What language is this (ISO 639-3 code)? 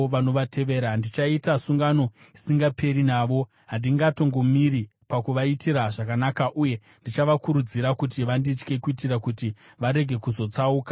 sna